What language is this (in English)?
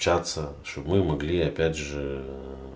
Russian